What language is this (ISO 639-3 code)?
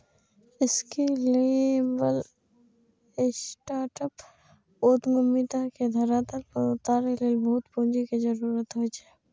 mai